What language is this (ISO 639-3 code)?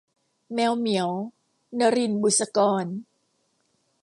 tha